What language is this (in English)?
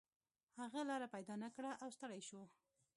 Pashto